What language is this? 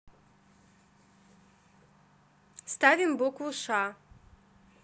Russian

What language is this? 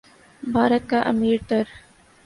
Urdu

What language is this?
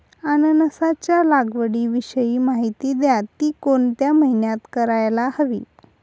Marathi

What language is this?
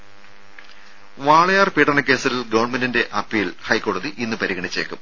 Malayalam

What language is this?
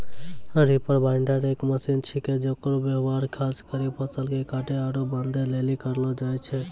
Maithili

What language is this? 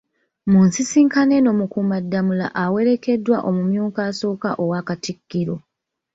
Ganda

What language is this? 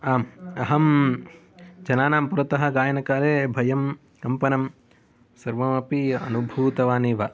Sanskrit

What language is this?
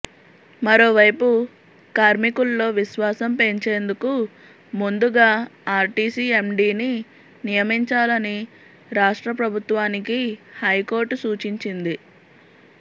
Telugu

